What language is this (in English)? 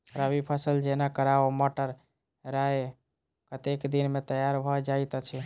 Maithili